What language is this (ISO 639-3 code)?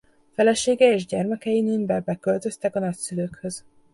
hun